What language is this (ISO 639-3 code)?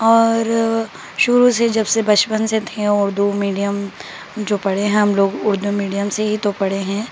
urd